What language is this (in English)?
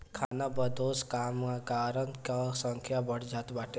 Bhojpuri